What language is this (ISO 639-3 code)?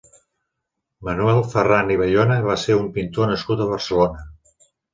cat